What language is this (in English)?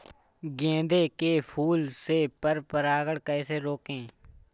Hindi